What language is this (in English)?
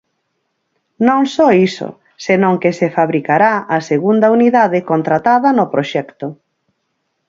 Galician